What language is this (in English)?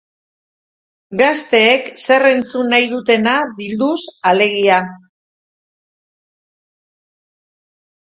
Basque